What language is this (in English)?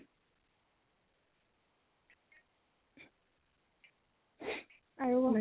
Assamese